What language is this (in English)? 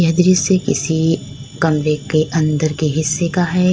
Hindi